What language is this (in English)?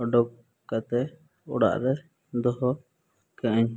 Santali